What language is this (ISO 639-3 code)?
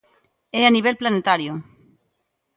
glg